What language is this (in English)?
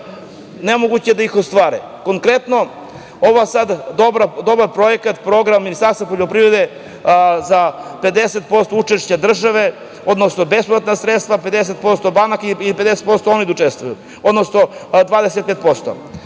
Serbian